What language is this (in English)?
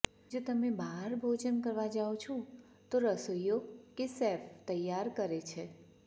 Gujarati